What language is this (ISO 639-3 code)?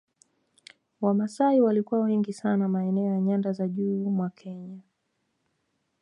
swa